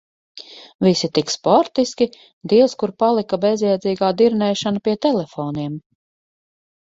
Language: Latvian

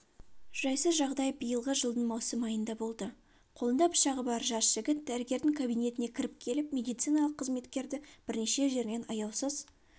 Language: Kazakh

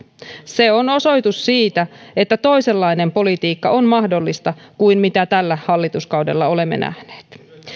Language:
Finnish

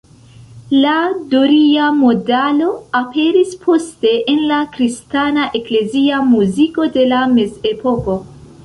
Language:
Esperanto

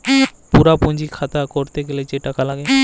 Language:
Bangla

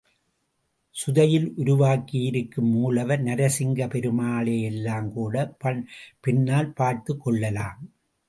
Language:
Tamil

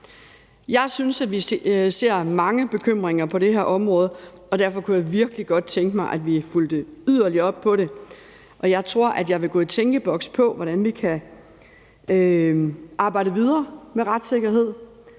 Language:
Danish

